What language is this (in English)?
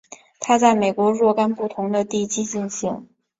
Chinese